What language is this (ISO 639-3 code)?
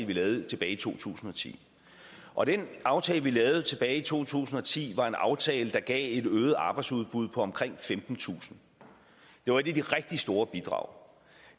dan